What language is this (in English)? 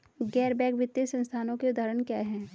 Hindi